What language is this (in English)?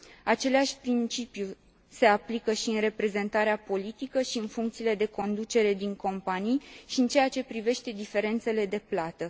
Romanian